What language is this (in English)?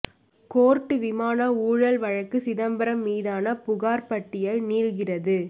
Tamil